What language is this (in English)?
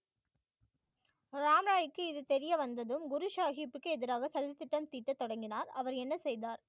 Tamil